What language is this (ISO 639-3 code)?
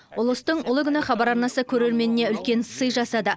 kaz